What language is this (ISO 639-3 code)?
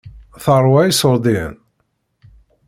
kab